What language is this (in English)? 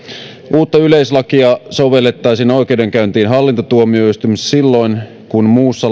Finnish